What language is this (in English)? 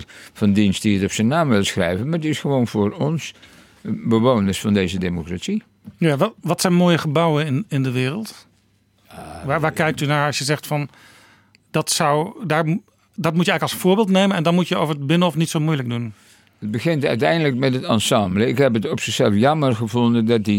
Dutch